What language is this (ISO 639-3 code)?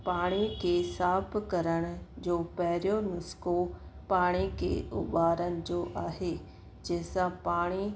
snd